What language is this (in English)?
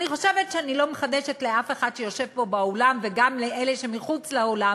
Hebrew